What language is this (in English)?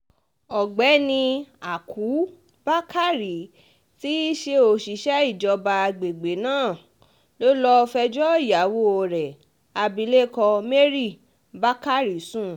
Yoruba